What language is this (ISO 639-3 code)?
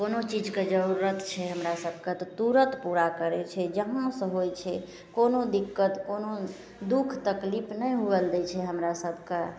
mai